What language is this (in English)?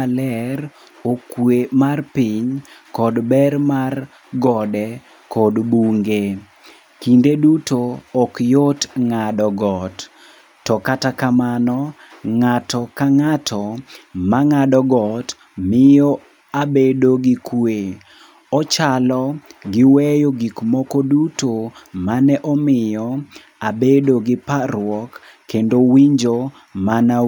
Luo (Kenya and Tanzania)